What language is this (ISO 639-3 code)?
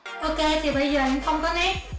vie